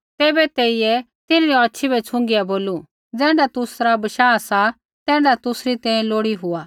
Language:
Kullu Pahari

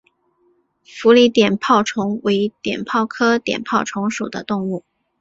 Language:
Chinese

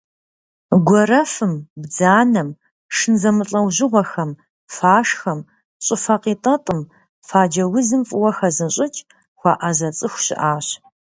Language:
Kabardian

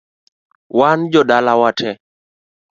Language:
Luo (Kenya and Tanzania)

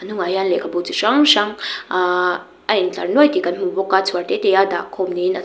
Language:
Mizo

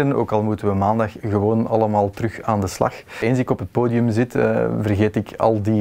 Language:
Dutch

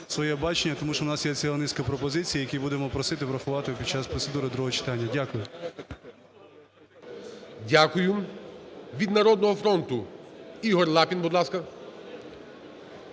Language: Ukrainian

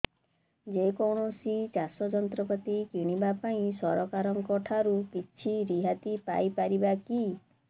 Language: Odia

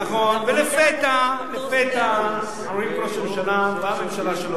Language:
Hebrew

